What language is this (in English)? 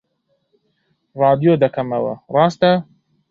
Central Kurdish